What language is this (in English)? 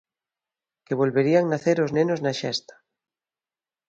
Galician